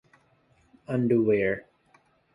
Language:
Indonesian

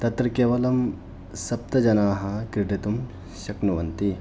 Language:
Sanskrit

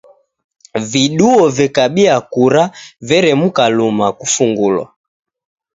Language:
Taita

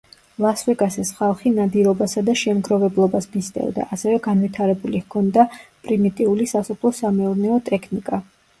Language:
Georgian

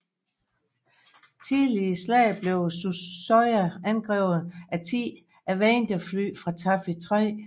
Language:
Danish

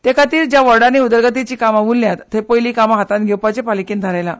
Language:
Konkani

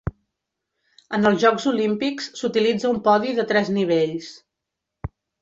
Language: Catalan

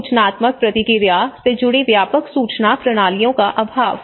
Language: Hindi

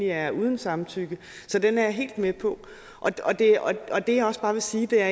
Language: Danish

